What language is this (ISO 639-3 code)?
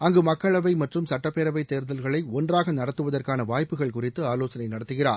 tam